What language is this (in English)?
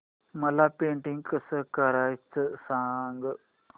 Marathi